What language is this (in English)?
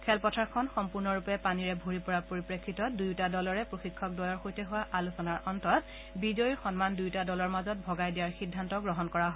Assamese